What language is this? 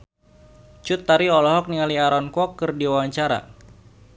Sundanese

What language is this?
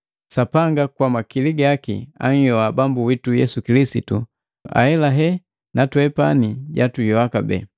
Matengo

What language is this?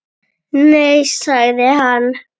Icelandic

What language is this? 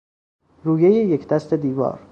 Persian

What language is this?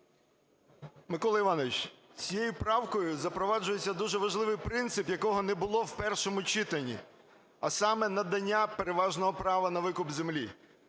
Ukrainian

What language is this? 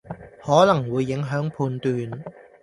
Cantonese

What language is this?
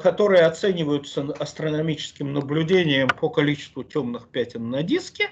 Russian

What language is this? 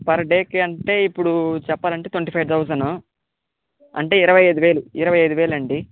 Telugu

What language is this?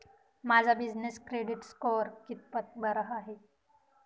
Marathi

